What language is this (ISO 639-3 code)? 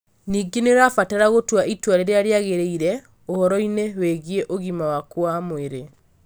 kik